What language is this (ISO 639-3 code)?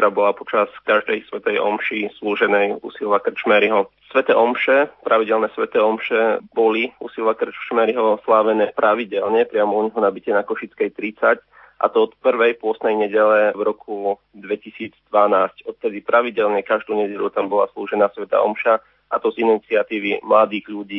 slk